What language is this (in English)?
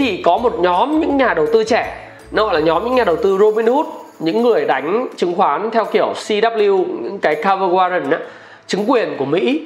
Vietnamese